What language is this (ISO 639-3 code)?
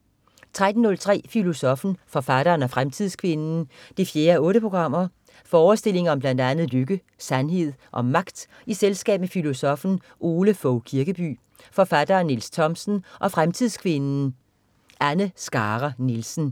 dan